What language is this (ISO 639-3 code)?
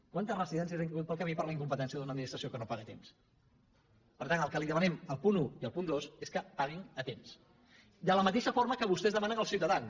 cat